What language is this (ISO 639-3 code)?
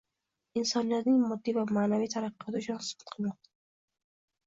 uzb